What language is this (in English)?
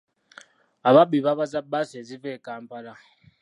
Ganda